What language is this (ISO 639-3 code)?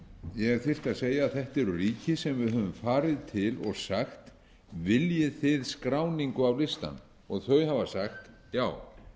isl